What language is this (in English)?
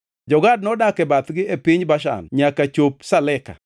Luo (Kenya and Tanzania)